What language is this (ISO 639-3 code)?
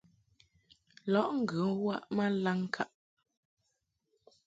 mhk